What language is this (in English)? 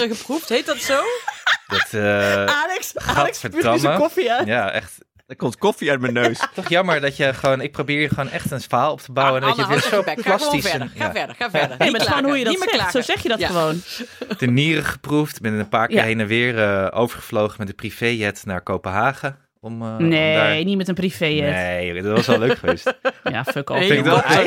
Dutch